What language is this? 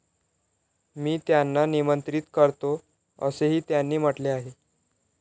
Marathi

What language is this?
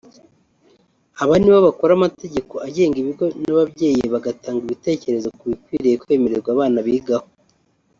Kinyarwanda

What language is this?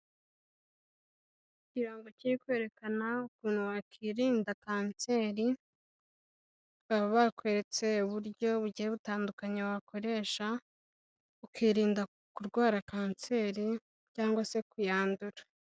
Kinyarwanda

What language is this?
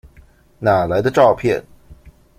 Chinese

